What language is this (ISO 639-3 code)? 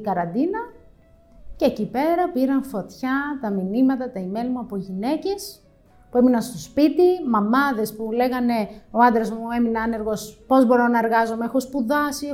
ell